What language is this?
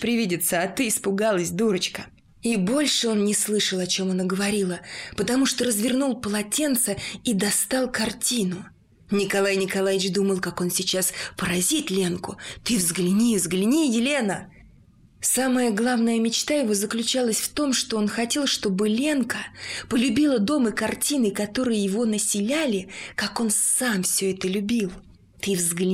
Russian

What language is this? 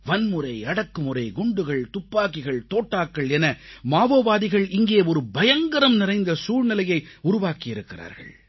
Tamil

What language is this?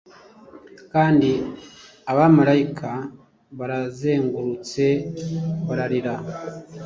Kinyarwanda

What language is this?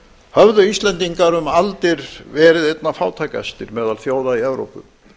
Icelandic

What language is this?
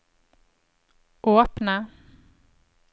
Norwegian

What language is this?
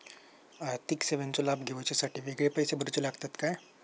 Marathi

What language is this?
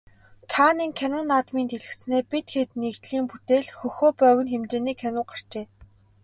Mongolian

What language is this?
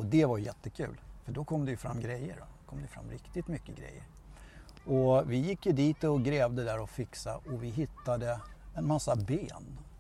Swedish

